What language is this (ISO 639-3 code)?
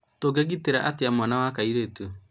kik